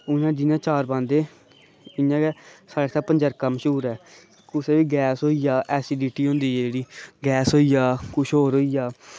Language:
Dogri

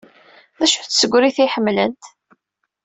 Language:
Kabyle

